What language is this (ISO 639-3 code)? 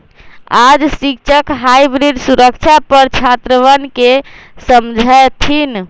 mag